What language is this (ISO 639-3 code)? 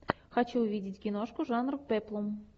rus